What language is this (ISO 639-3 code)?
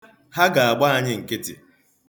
ibo